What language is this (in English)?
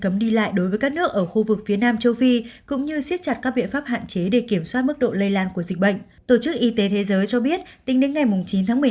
Vietnamese